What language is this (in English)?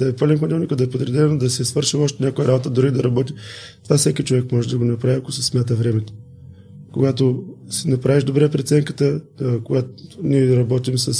Bulgarian